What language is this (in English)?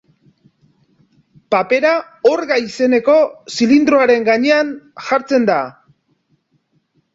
Basque